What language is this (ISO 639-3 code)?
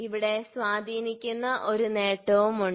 mal